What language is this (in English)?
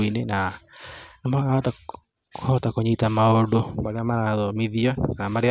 Kikuyu